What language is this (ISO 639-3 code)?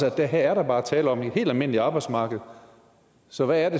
dan